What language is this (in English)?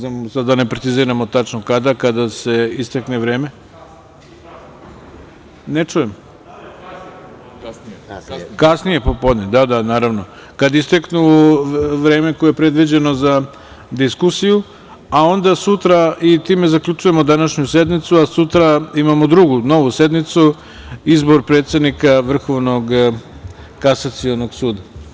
Serbian